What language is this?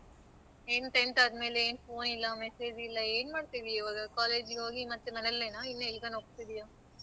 Kannada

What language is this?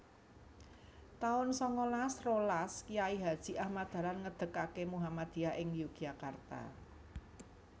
Javanese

